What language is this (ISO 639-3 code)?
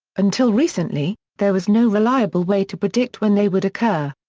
eng